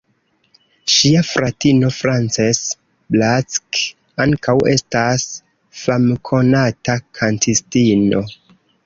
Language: Esperanto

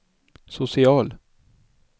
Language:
Swedish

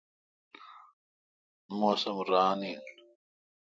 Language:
Kalkoti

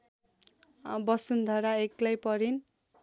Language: Nepali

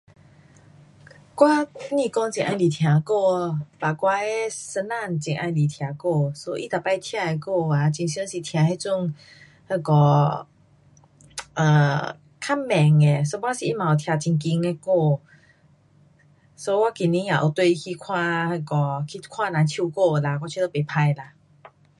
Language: Pu-Xian Chinese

